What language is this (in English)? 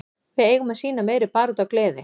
Icelandic